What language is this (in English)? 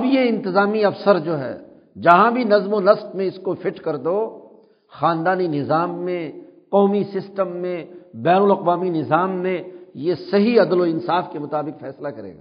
Urdu